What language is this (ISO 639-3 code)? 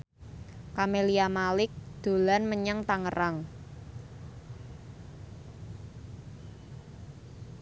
jav